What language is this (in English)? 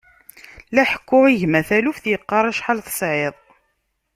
Kabyle